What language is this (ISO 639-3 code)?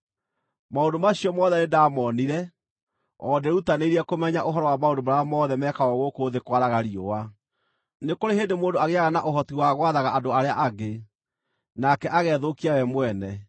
kik